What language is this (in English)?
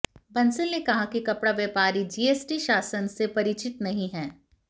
Hindi